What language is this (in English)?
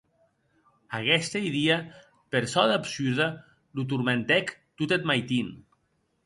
Occitan